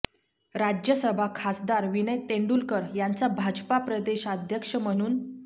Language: Marathi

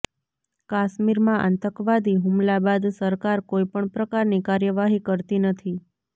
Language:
Gujarati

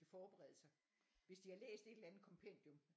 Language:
Danish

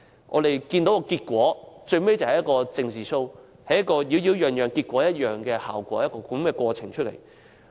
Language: Cantonese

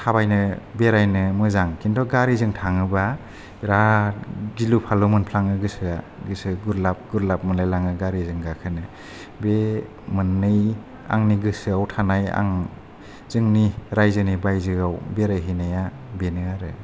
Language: Bodo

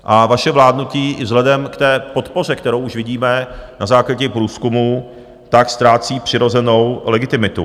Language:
Czech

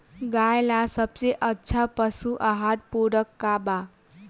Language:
Bhojpuri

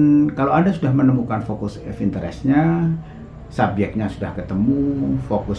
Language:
Indonesian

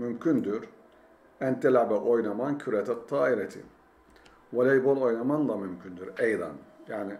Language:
Turkish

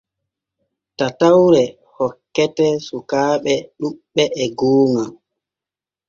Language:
Borgu Fulfulde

